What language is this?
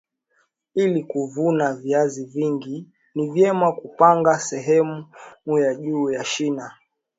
Swahili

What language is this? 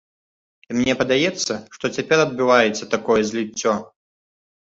Belarusian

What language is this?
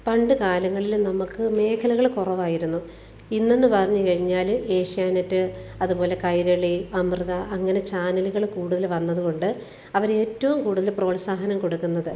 Malayalam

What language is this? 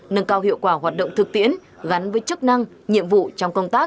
Vietnamese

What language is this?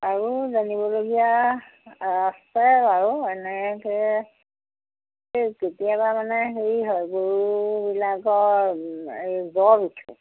Assamese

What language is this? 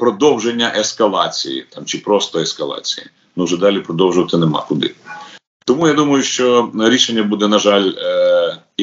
Ukrainian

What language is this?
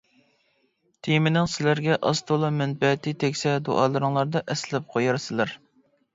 Uyghur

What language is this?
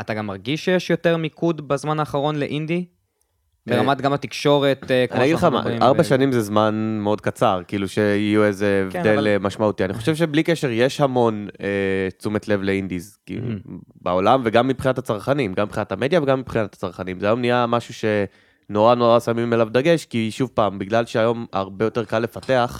Hebrew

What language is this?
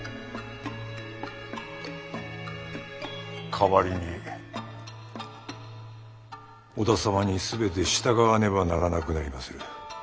Japanese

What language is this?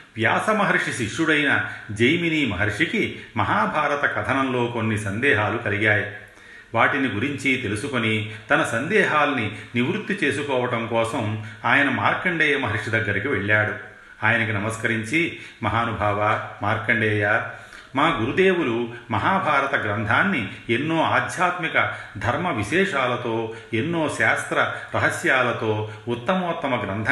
Telugu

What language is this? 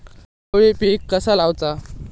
Marathi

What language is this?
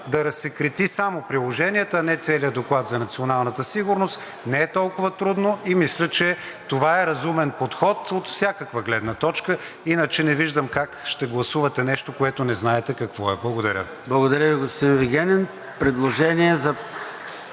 Bulgarian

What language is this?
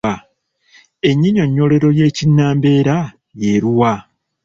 Ganda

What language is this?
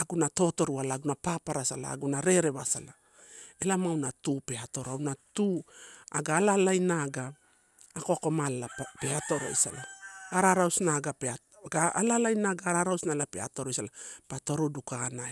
Torau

